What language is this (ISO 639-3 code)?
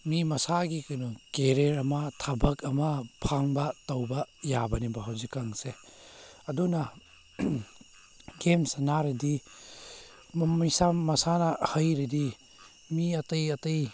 mni